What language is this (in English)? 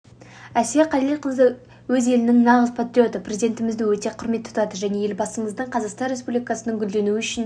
Kazakh